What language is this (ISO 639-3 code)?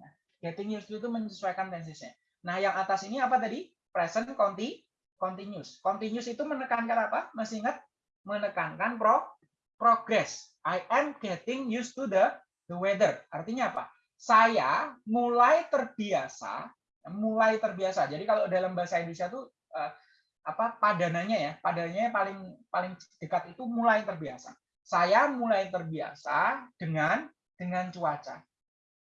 ind